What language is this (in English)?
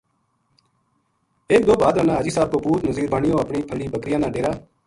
Gujari